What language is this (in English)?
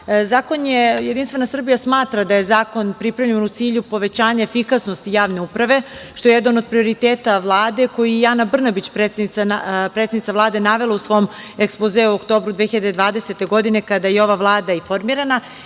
Serbian